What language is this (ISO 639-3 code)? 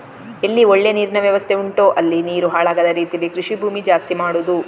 kan